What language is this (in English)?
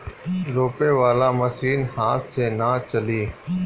Bhojpuri